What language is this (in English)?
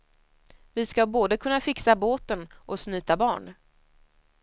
Swedish